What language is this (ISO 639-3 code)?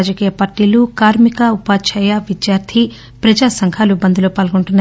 tel